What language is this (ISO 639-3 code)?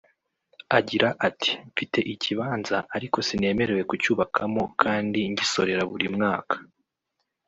kin